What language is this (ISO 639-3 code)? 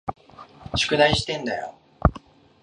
jpn